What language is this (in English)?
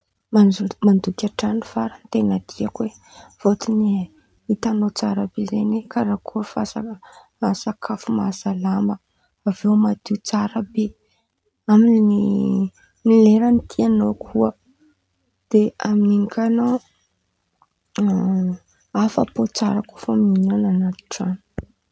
Antankarana Malagasy